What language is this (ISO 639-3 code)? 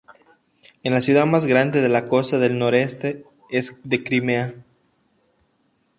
spa